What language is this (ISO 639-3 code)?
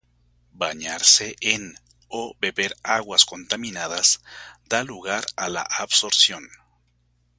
spa